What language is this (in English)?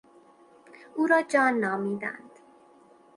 Persian